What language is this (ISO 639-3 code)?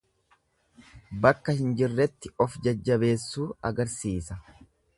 orm